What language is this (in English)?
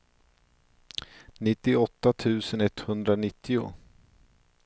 Swedish